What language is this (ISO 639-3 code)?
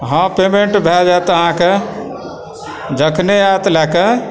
mai